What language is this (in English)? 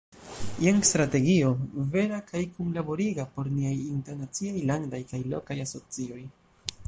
Esperanto